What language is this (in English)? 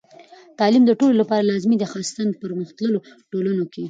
Pashto